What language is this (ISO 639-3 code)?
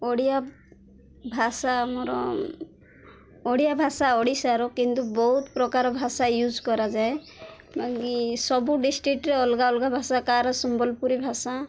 ori